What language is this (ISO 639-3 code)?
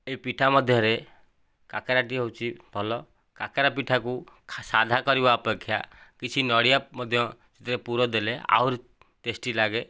ori